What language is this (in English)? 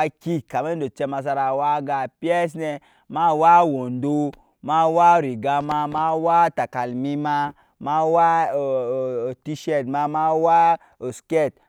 Nyankpa